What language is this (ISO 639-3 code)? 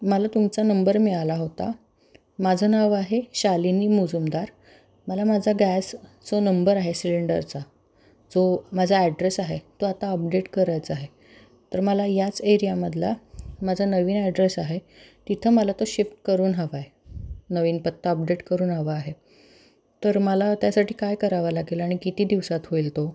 mar